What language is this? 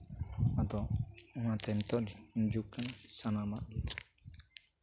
Santali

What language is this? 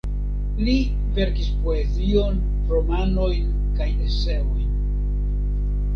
Esperanto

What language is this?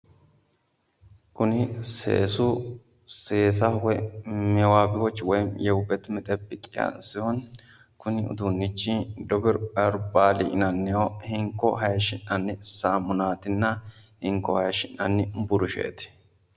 Sidamo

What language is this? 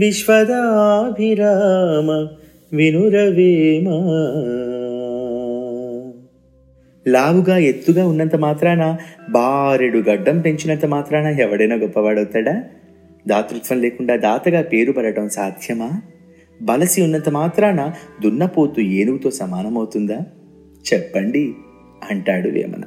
Telugu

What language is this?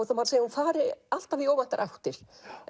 Icelandic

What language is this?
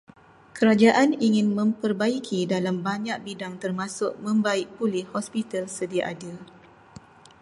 Malay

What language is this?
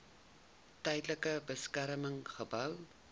Afrikaans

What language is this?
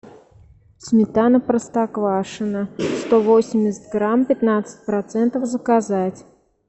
Russian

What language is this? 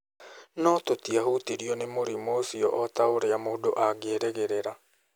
Kikuyu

